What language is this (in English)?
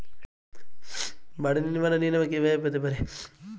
Bangla